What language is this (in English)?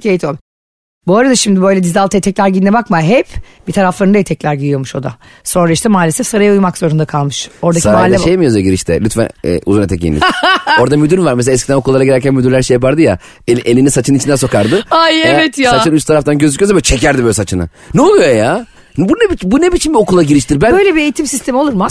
Turkish